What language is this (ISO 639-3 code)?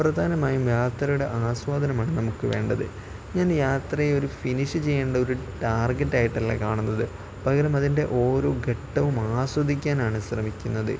mal